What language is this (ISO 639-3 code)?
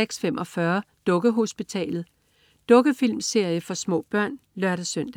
dan